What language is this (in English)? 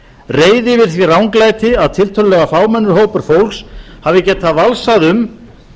Icelandic